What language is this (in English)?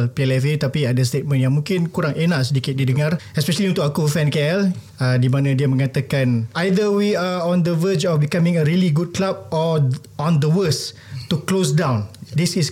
Malay